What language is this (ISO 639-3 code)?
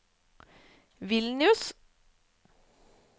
nor